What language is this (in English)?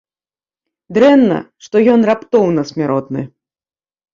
Belarusian